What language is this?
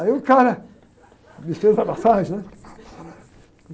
Portuguese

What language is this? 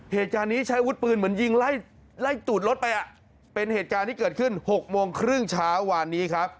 Thai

